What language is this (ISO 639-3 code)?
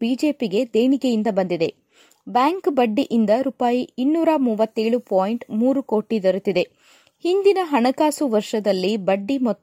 kan